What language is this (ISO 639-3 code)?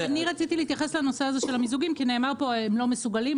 heb